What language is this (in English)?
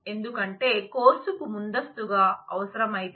Telugu